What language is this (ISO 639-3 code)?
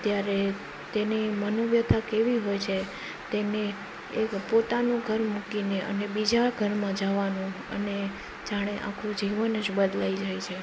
guj